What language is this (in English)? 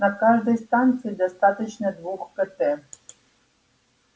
Russian